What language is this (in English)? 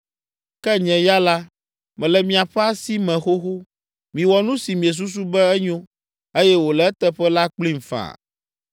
Ewe